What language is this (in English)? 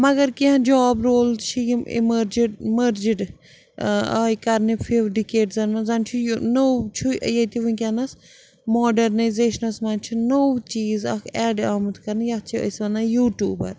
Kashmiri